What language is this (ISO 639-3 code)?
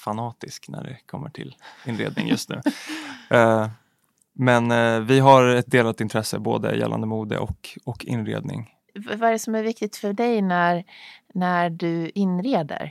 swe